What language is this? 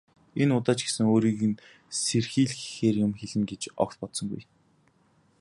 Mongolian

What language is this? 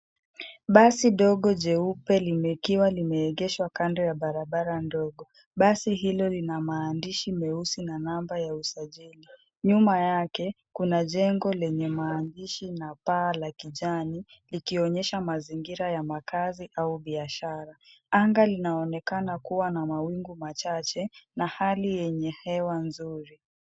Swahili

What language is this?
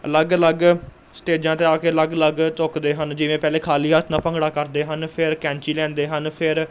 Punjabi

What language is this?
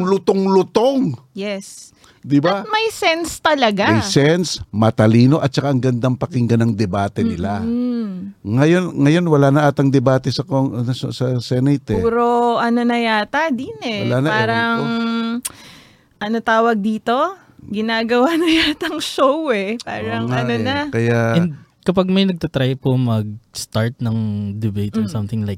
Filipino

